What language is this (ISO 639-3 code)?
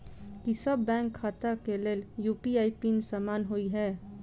mai